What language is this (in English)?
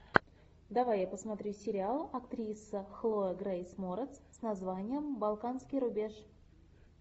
Russian